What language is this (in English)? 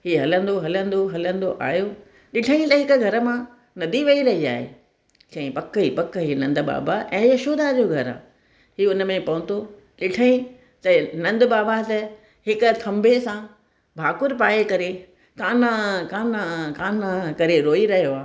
Sindhi